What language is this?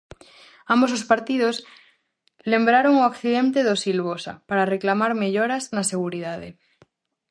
Galician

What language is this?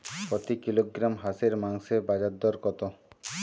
Bangla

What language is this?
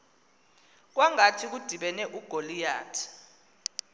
Xhosa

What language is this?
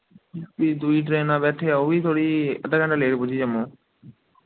Dogri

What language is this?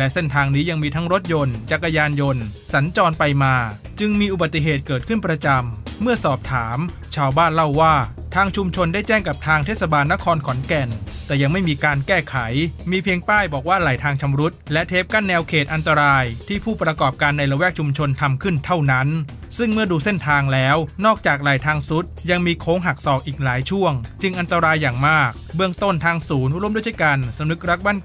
Thai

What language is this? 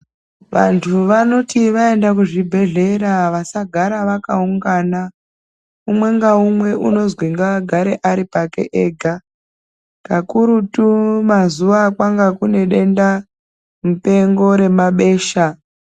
Ndau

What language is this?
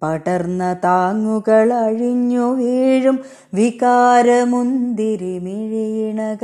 Malayalam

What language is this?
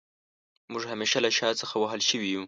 Pashto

